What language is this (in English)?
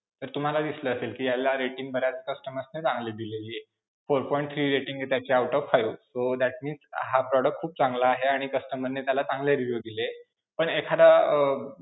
Marathi